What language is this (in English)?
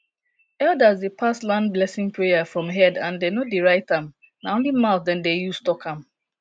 Nigerian Pidgin